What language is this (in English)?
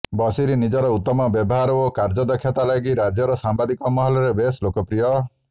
Odia